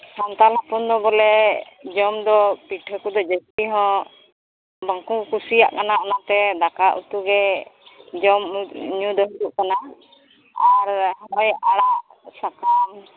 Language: Santali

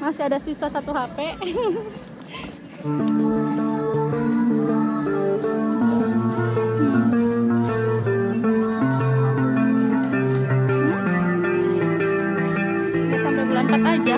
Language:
Indonesian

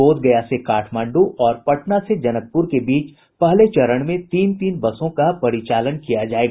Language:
Hindi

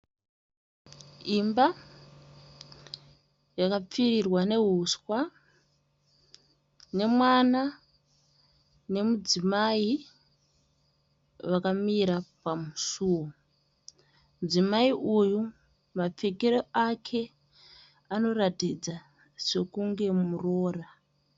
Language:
Shona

